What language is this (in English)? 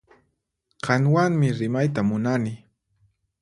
Puno Quechua